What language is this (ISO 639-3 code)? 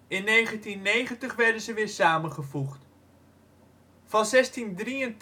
nld